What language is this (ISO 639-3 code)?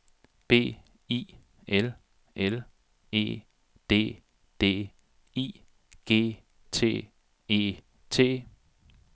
dan